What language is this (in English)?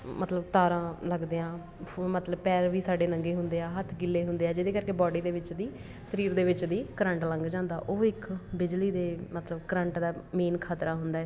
Punjabi